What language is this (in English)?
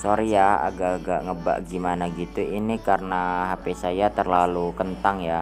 Indonesian